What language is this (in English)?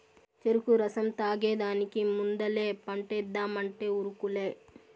Telugu